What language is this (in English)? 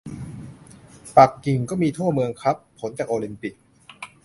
Thai